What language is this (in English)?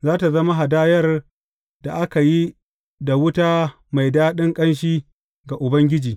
Hausa